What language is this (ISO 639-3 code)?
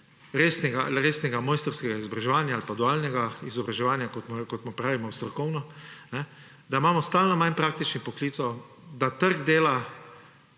slv